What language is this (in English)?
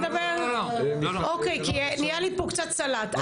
Hebrew